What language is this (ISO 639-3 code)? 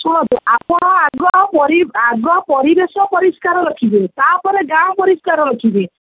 ori